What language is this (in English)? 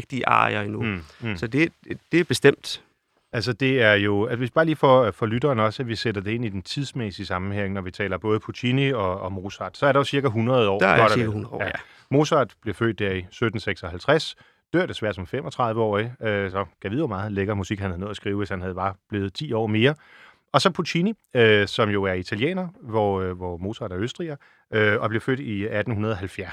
Danish